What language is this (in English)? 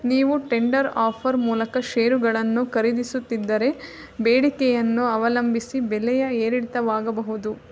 Kannada